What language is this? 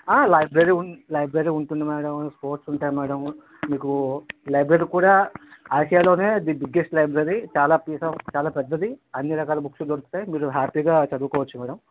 Telugu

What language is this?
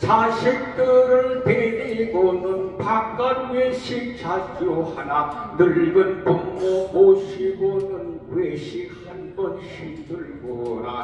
Korean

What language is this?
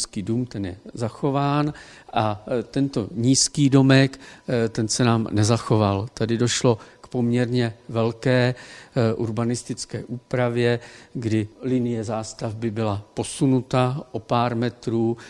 Czech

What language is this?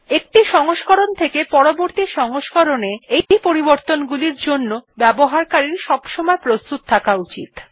Bangla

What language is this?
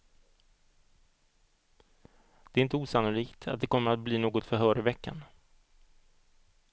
Swedish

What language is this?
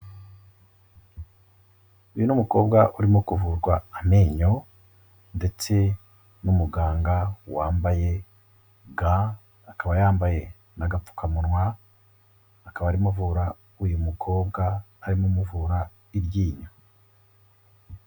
Kinyarwanda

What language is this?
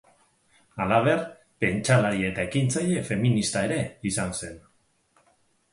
Basque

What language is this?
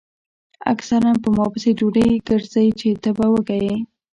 Pashto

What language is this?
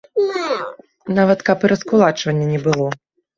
Belarusian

